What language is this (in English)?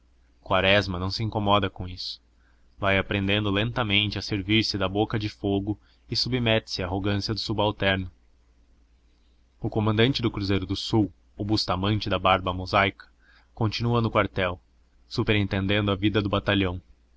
Portuguese